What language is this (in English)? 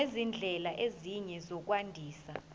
Zulu